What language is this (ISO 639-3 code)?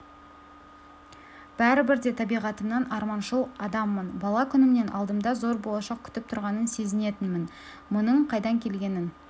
kaz